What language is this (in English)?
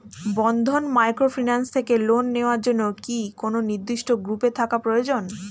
Bangla